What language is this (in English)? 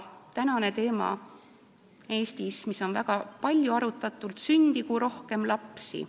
Estonian